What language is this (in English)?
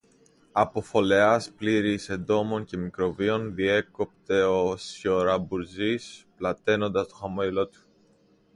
Greek